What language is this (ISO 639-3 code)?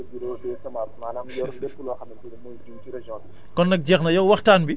wol